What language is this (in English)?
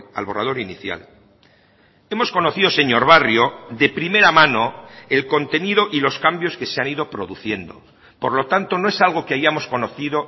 Spanish